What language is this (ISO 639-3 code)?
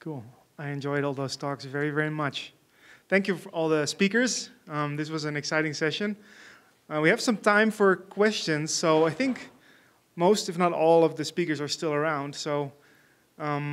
eng